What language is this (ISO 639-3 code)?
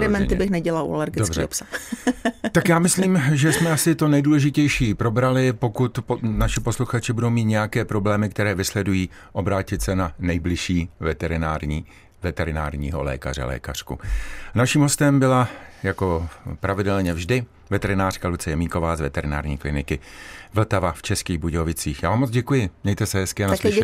ces